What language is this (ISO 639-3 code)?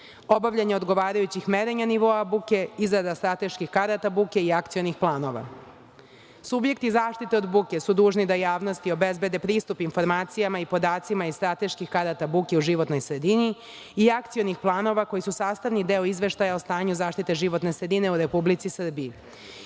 srp